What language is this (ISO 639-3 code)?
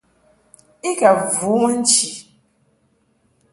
mhk